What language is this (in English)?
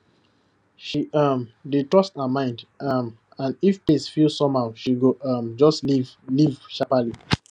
Nigerian Pidgin